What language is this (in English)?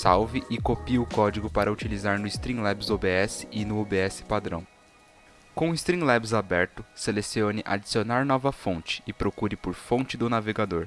Portuguese